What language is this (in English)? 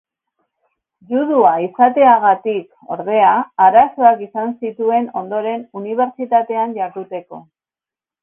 Basque